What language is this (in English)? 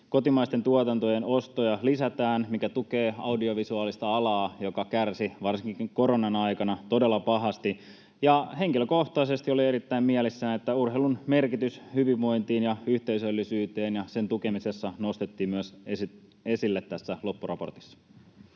Finnish